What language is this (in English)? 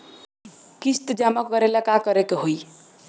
Bhojpuri